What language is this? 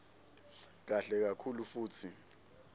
Swati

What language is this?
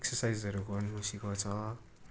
Nepali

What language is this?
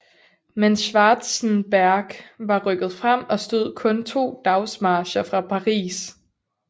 Danish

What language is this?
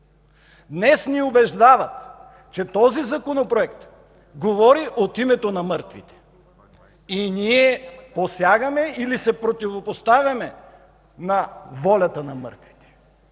Bulgarian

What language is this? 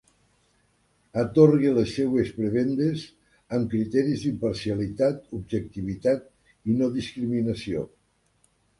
Catalan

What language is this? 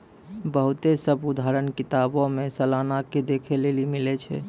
Maithili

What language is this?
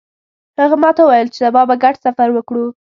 Pashto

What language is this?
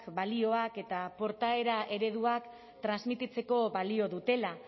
Basque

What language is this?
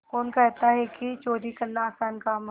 Hindi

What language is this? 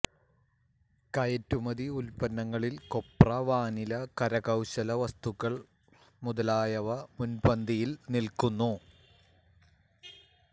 Malayalam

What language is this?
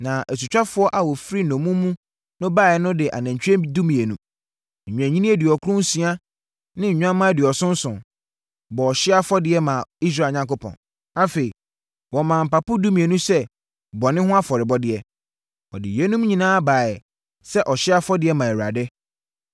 Akan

